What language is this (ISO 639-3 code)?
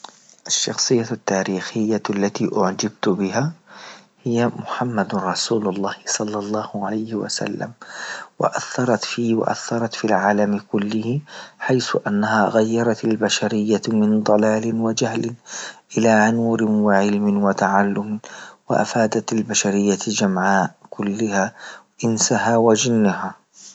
ayl